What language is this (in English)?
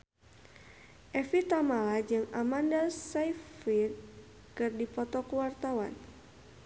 Sundanese